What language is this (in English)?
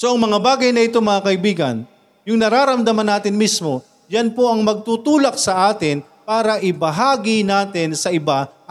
Filipino